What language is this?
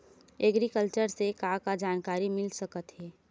Chhattisgarhi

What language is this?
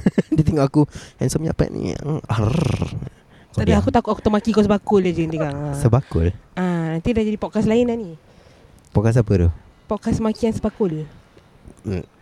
Malay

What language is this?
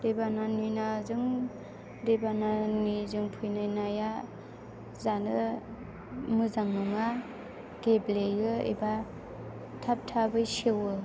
Bodo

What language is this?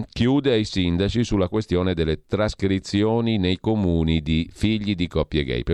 Italian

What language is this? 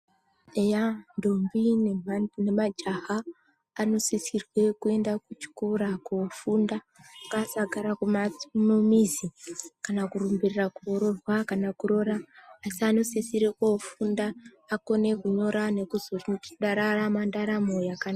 Ndau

